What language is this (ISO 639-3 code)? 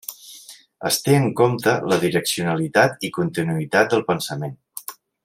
cat